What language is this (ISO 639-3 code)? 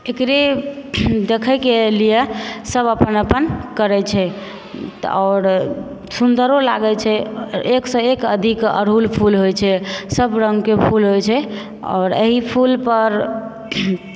mai